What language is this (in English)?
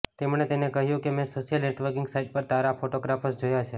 Gujarati